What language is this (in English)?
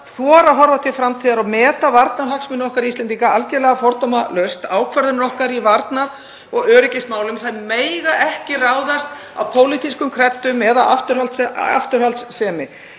Icelandic